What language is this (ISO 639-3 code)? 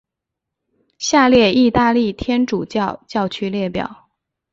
zho